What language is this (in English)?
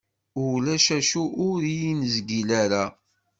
Kabyle